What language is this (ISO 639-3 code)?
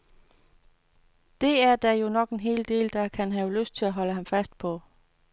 dan